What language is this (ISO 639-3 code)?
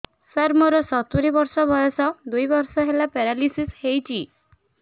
ori